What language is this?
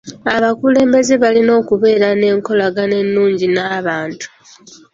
Ganda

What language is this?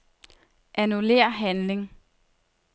Danish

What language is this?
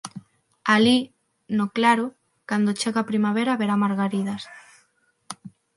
Galician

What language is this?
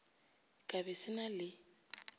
Northern Sotho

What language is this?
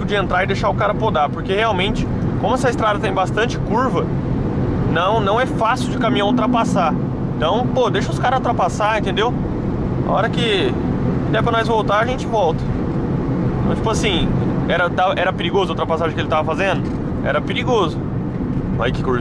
Portuguese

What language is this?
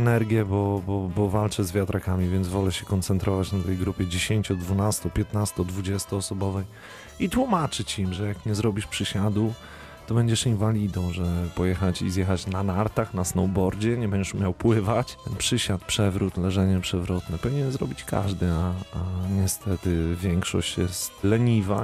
Polish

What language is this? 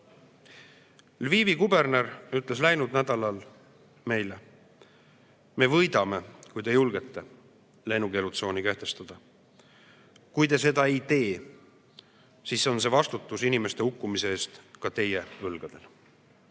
Estonian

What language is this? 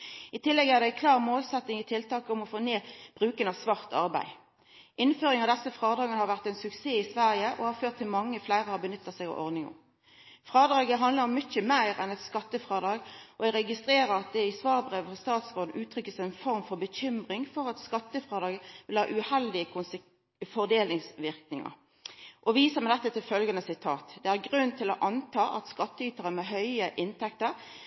Norwegian Nynorsk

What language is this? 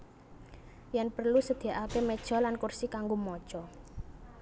Javanese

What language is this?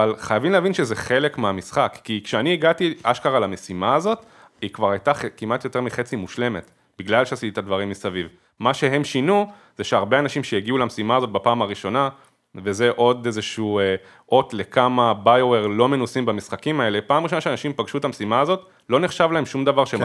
Hebrew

